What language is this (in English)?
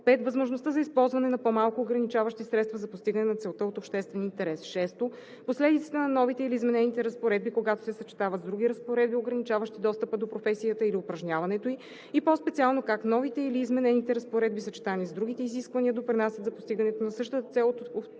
Bulgarian